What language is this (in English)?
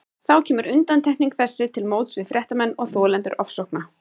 Icelandic